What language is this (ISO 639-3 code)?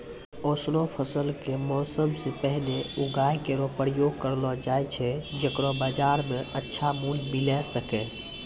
mai